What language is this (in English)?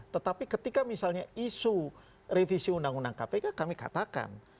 Indonesian